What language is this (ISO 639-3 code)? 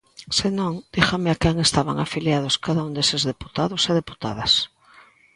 glg